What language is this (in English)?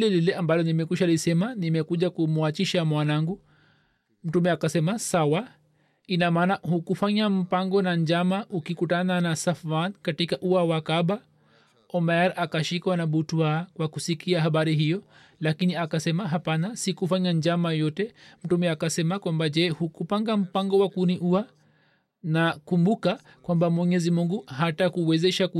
Swahili